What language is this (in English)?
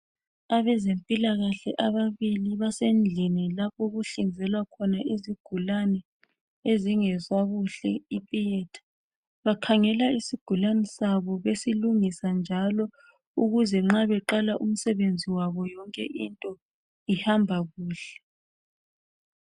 North Ndebele